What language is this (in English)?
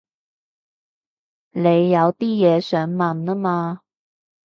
Cantonese